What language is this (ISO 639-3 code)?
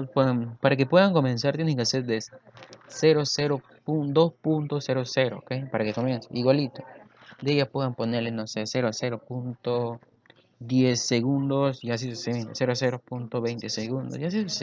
spa